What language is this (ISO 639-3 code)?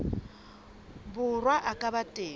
sot